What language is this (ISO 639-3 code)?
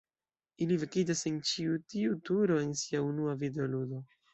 epo